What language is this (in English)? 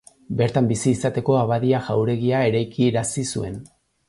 Basque